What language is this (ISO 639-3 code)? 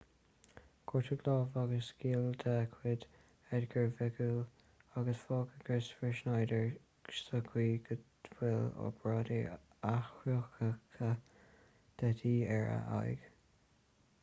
gle